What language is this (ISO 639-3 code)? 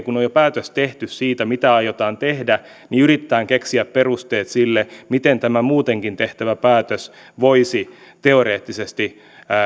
fin